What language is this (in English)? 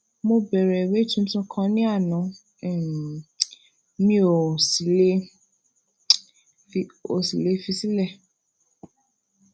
Yoruba